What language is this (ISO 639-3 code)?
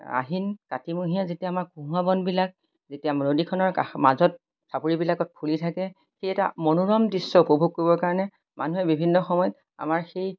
asm